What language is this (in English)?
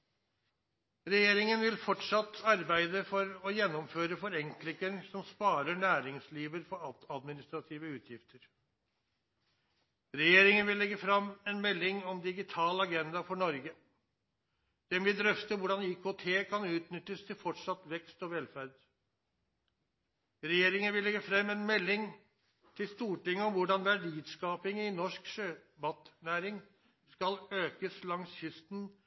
Norwegian Nynorsk